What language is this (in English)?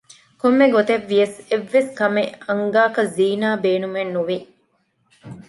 Divehi